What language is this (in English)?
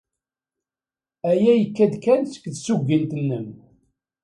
Kabyle